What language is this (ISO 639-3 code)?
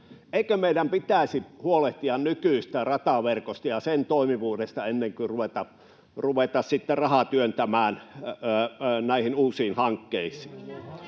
fin